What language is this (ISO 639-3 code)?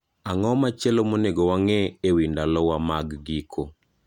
luo